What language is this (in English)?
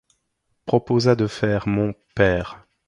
French